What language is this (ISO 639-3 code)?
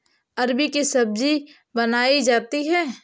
hin